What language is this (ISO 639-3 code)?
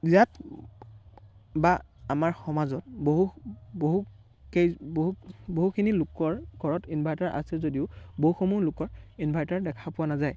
asm